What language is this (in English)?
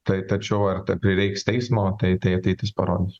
Lithuanian